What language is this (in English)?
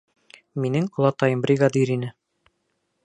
Bashkir